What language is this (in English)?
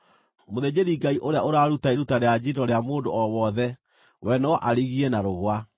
Kikuyu